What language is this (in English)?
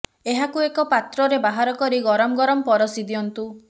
Odia